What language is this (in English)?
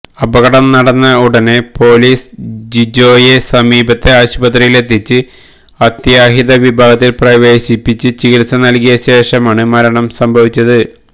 Malayalam